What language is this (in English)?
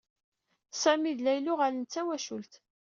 Kabyle